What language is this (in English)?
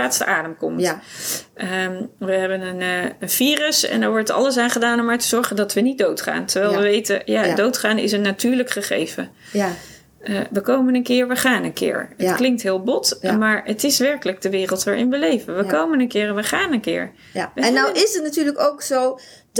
Dutch